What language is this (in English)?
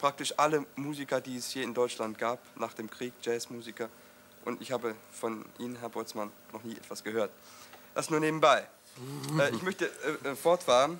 German